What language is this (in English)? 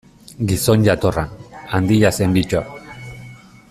Basque